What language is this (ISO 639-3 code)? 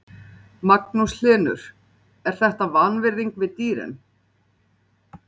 isl